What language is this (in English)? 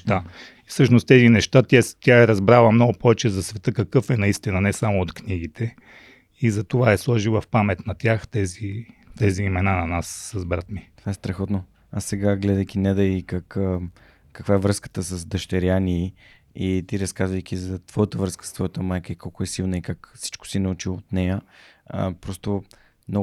Bulgarian